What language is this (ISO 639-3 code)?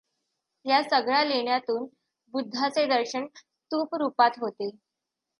mar